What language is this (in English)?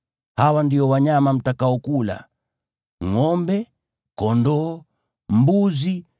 Swahili